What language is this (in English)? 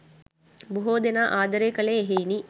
Sinhala